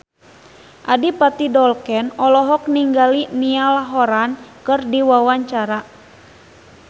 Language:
Sundanese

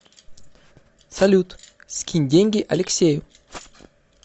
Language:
Russian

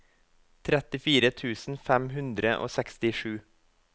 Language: Norwegian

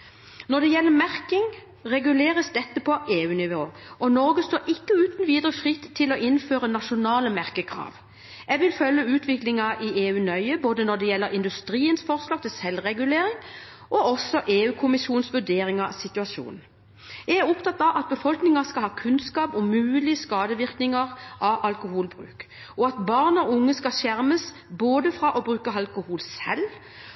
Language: Norwegian Bokmål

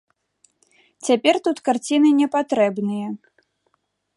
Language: Belarusian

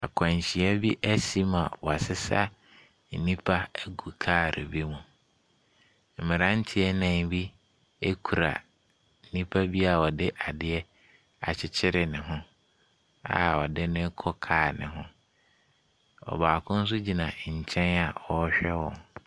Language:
Akan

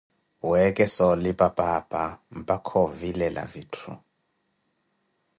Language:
Koti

